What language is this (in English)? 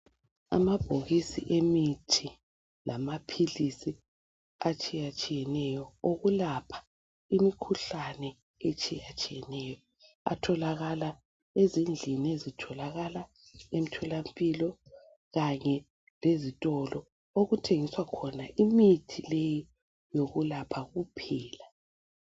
North Ndebele